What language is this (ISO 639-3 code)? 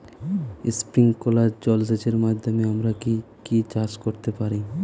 ben